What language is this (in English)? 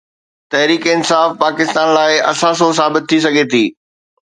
Sindhi